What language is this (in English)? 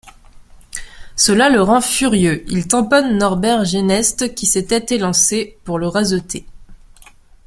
French